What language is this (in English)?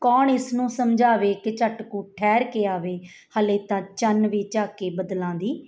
Punjabi